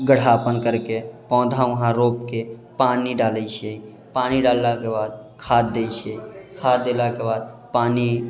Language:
Maithili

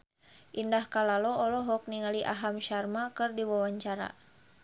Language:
Sundanese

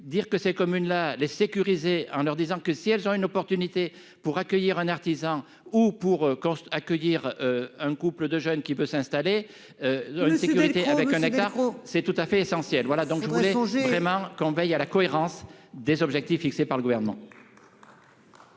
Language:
French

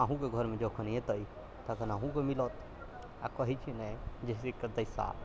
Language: Maithili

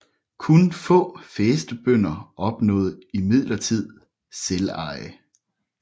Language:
Danish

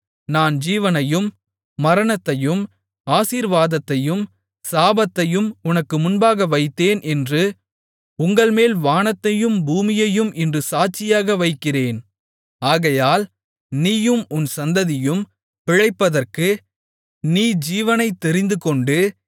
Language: Tamil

